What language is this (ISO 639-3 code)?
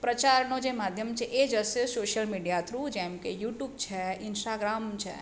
guj